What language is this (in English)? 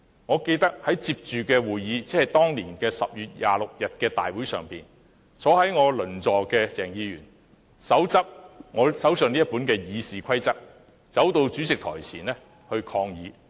Cantonese